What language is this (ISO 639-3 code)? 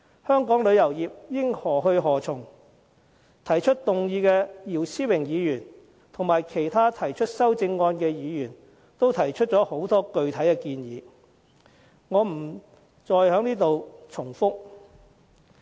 yue